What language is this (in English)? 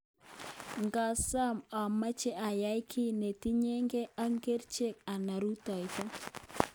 Kalenjin